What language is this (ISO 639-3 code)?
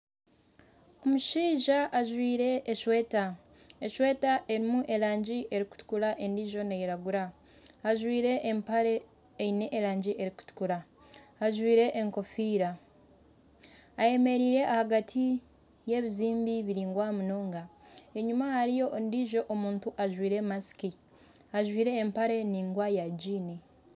nyn